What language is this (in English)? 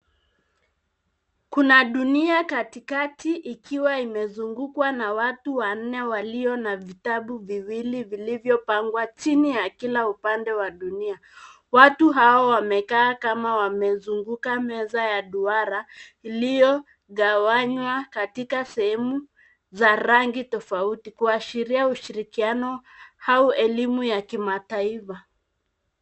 Swahili